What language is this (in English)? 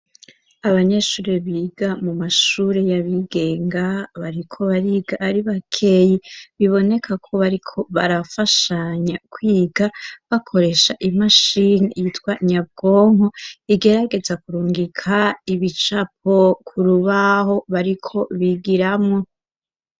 Rundi